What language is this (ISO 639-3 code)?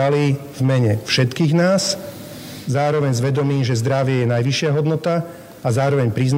slk